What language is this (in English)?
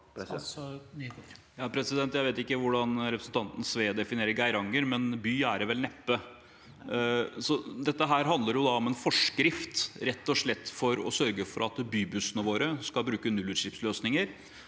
Norwegian